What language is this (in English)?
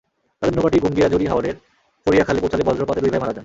Bangla